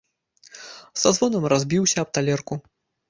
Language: Belarusian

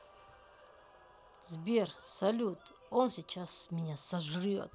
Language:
Russian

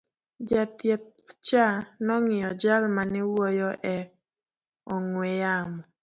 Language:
Luo (Kenya and Tanzania)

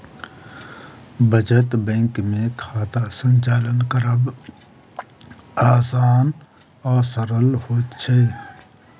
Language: Maithili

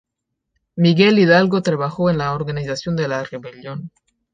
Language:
Spanish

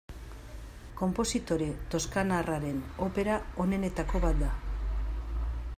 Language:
Basque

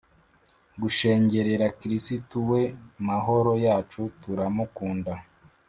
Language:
Kinyarwanda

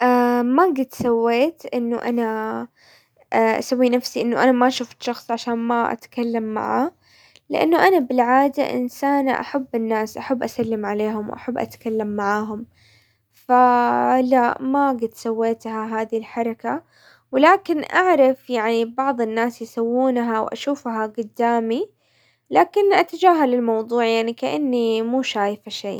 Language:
Hijazi Arabic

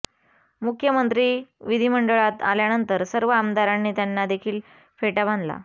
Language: Marathi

